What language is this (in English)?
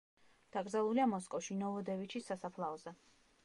Georgian